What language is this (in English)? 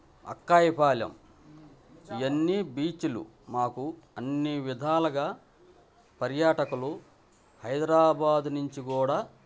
Telugu